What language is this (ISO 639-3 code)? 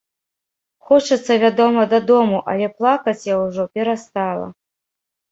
bel